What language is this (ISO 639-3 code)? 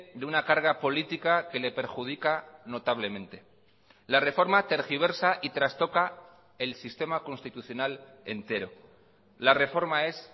spa